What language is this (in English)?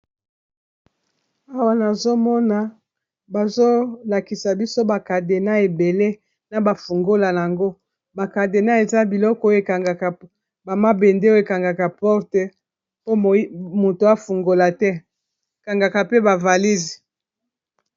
Lingala